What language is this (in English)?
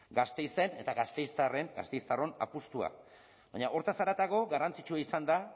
Basque